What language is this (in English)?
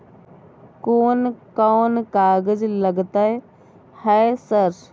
Maithili